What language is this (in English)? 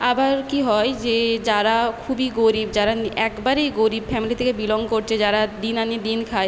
Bangla